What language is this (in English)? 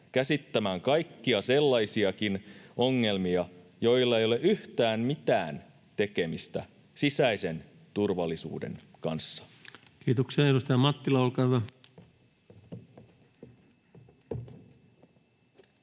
Finnish